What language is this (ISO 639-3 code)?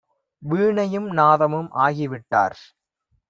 tam